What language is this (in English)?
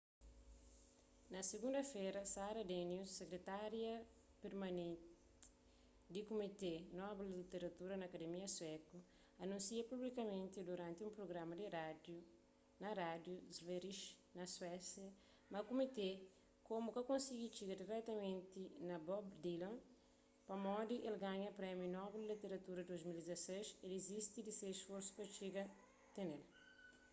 Kabuverdianu